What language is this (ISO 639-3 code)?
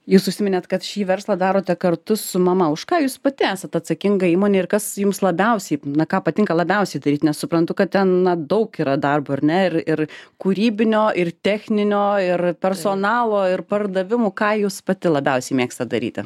lit